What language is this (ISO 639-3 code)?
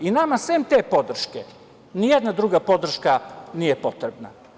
srp